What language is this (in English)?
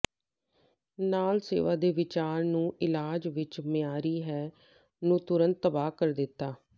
Punjabi